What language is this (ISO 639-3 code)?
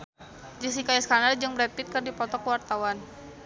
sun